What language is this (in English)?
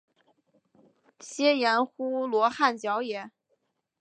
Chinese